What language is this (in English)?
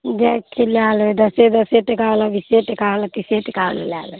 Maithili